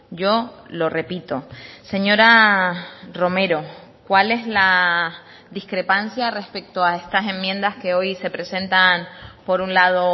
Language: Spanish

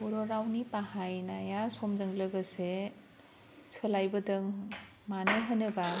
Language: Bodo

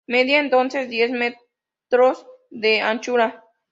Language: Spanish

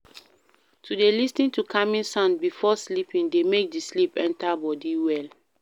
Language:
Nigerian Pidgin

